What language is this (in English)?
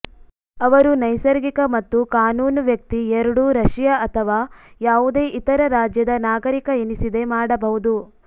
Kannada